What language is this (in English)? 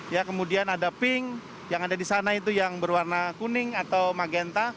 Indonesian